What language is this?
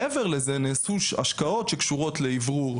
Hebrew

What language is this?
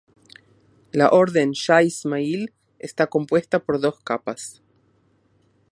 Spanish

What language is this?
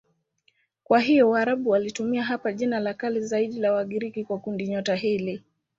Swahili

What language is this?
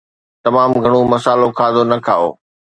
Sindhi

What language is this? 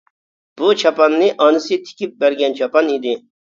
Uyghur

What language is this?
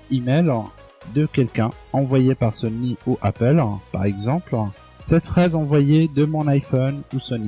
French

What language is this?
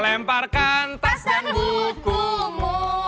Indonesian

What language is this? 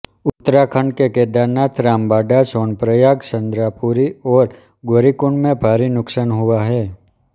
Hindi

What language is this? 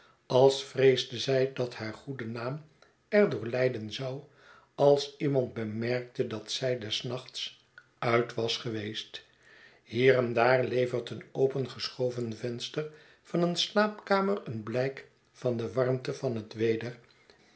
Dutch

